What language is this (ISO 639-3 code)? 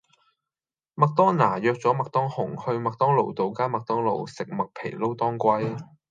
yue